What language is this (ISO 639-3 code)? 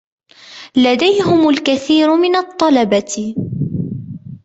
ara